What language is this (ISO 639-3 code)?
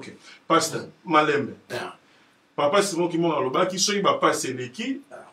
fra